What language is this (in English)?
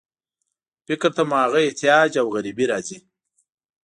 Pashto